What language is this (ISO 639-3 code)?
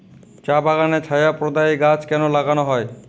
ben